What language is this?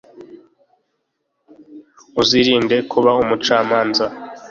Kinyarwanda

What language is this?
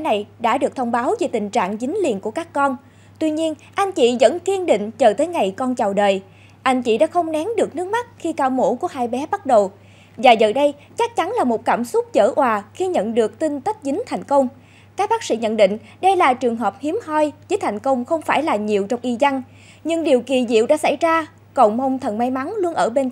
Vietnamese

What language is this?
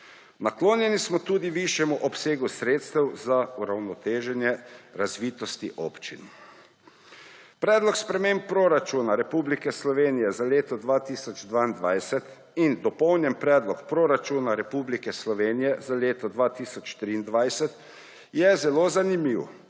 Slovenian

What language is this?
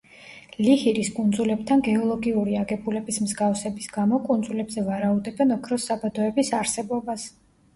Georgian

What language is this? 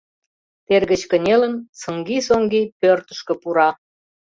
Mari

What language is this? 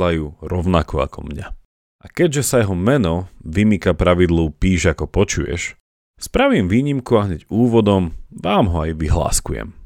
Slovak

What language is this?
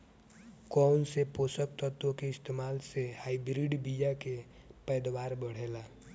Bhojpuri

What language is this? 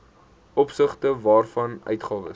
Afrikaans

